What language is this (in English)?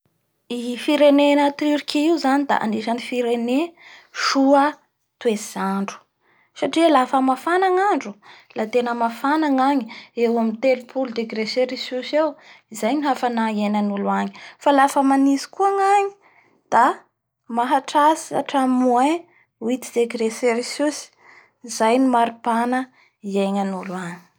Bara Malagasy